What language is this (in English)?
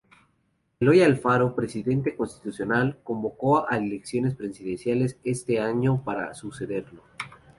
Spanish